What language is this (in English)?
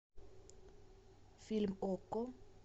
Russian